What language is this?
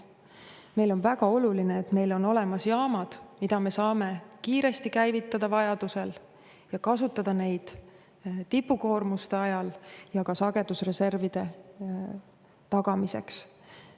Estonian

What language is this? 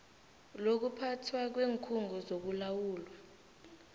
South Ndebele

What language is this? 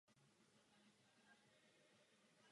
Czech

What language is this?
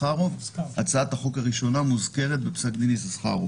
Hebrew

